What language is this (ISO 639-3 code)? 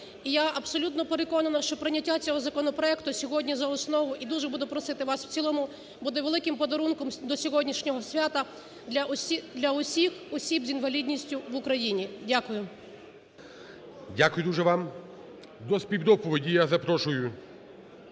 ukr